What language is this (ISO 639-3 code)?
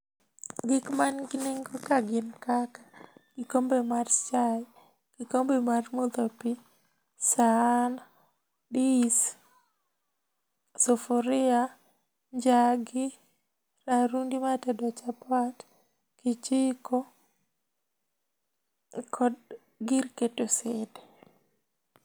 luo